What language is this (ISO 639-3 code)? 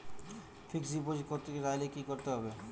ben